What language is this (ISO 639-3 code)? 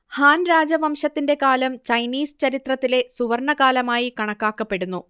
mal